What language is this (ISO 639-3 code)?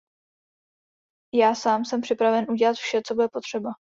ces